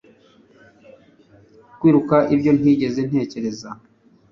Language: Kinyarwanda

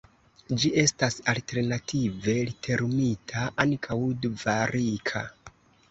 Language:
Esperanto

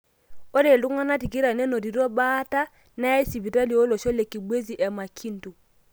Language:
Masai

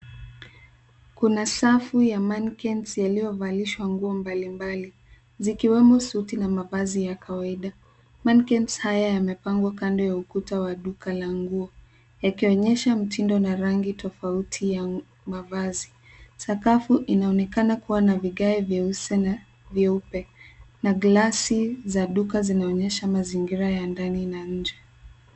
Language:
Swahili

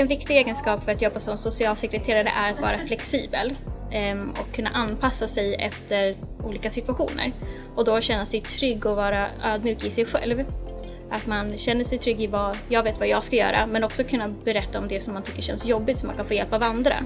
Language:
Swedish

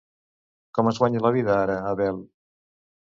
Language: Catalan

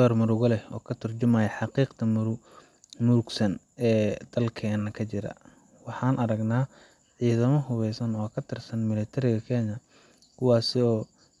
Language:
Somali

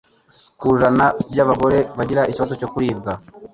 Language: Kinyarwanda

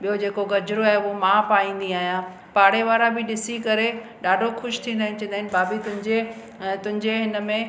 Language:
Sindhi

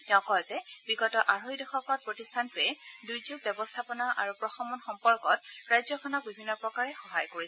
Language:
Assamese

